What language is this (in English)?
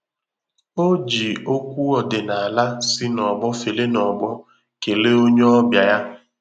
Igbo